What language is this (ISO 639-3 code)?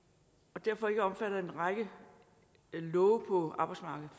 dan